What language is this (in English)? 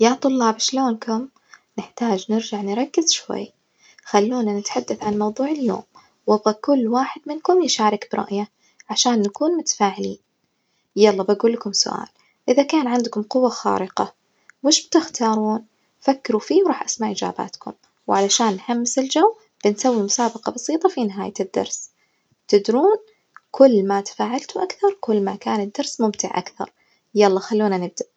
Najdi Arabic